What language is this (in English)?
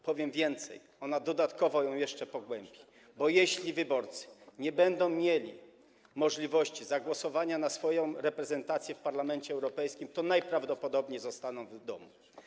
Polish